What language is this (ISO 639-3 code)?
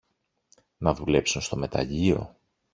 ell